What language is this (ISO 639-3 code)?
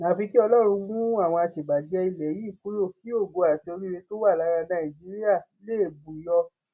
yor